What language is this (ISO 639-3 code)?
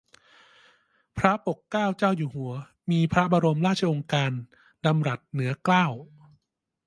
tha